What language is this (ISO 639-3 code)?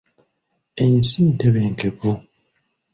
lug